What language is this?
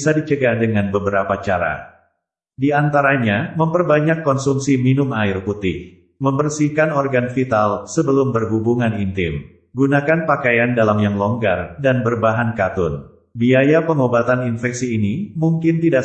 Indonesian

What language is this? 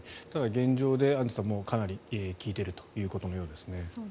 Japanese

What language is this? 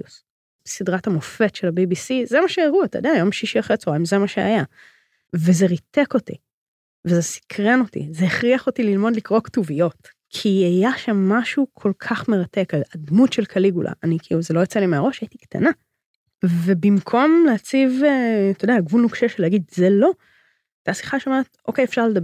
Hebrew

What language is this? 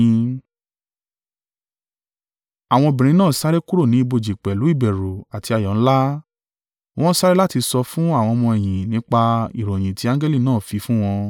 Yoruba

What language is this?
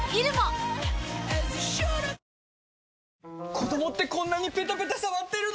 Japanese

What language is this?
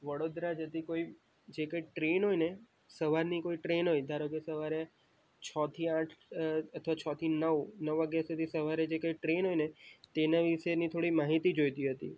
Gujarati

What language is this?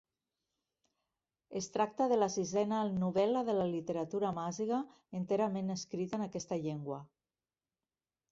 Catalan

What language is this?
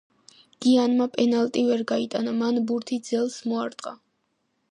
Georgian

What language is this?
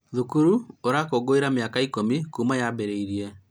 Kikuyu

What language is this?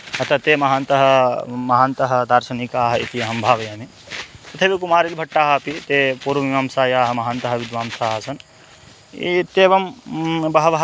Sanskrit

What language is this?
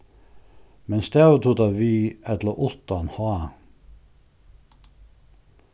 Faroese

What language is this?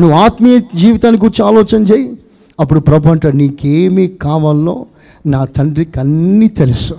Telugu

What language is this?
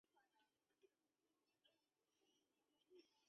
Chinese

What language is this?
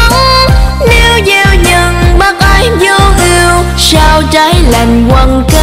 Vietnamese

